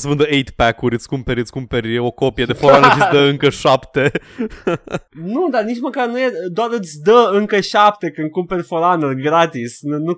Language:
Romanian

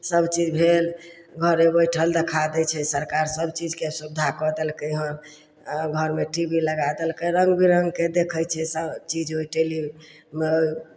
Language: Maithili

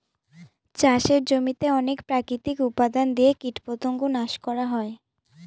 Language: Bangla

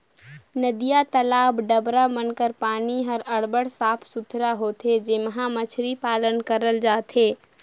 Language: Chhattisgarhi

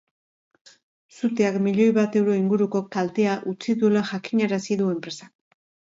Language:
Basque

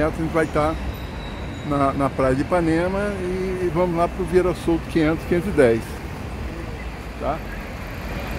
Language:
Portuguese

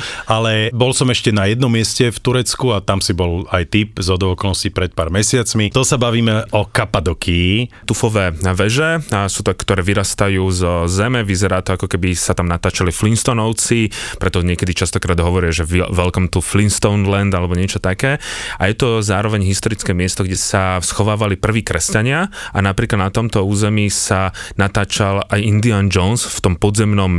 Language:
Slovak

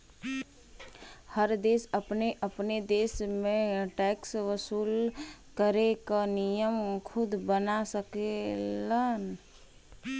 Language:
Bhojpuri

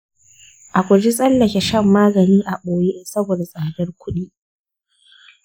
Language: Hausa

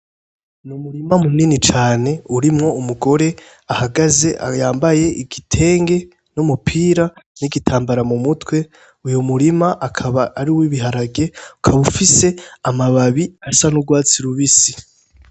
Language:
Rundi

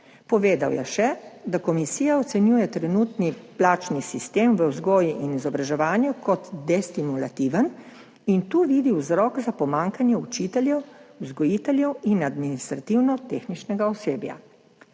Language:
Slovenian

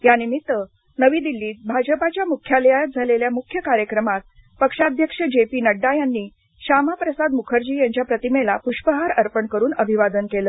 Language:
Marathi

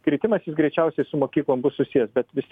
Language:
Lithuanian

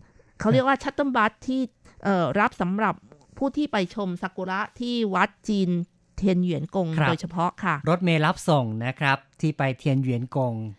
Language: Thai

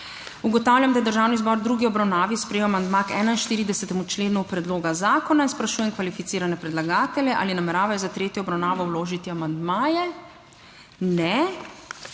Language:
Slovenian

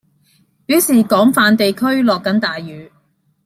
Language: Cantonese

